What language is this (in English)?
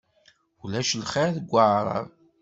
Kabyle